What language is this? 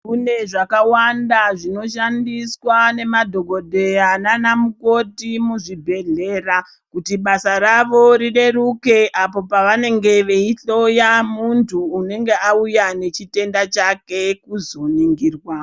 Ndau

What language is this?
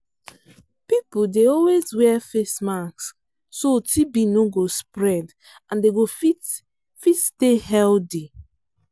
Nigerian Pidgin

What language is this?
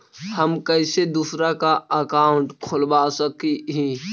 Magahi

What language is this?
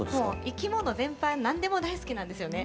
Japanese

